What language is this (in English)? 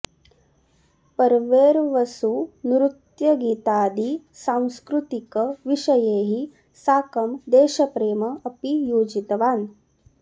Sanskrit